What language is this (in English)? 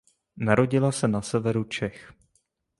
Czech